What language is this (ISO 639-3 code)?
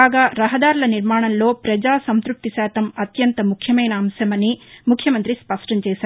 tel